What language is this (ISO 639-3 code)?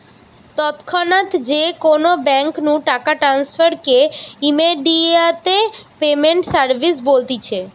ben